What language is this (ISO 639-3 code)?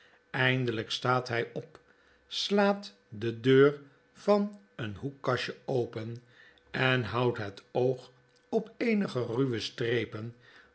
nld